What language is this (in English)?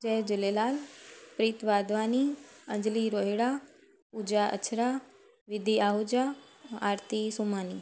Sindhi